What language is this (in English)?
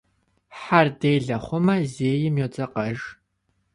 Kabardian